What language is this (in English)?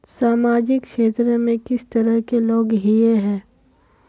Magahi